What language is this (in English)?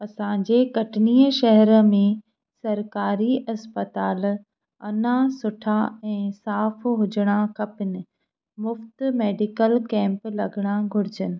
Sindhi